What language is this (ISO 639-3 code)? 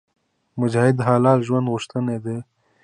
pus